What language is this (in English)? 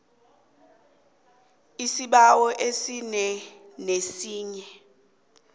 South Ndebele